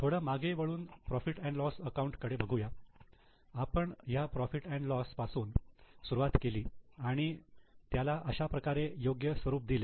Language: Marathi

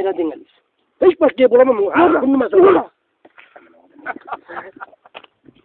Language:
Turkish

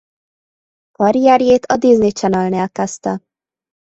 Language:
Hungarian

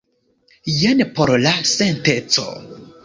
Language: Esperanto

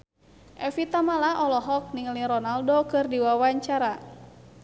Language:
Sundanese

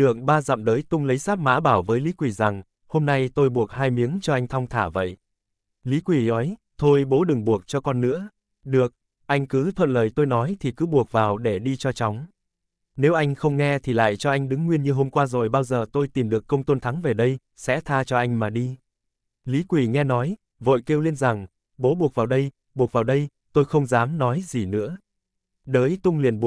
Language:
Vietnamese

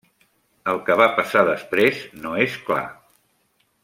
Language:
Catalan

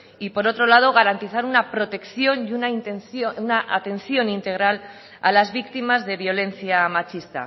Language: Spanish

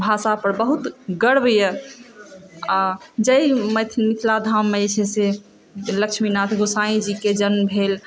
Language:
Maithili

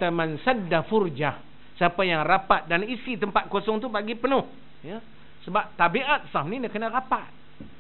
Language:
Malay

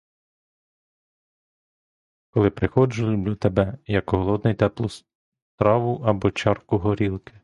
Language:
Ukrainian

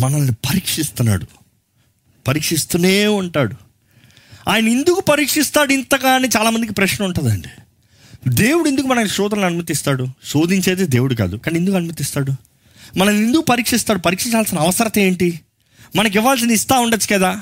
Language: Telugu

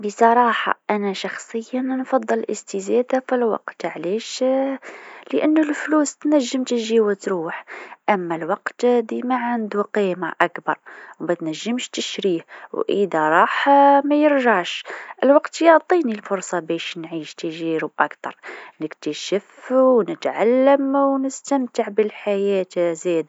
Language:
Tunisian Arabic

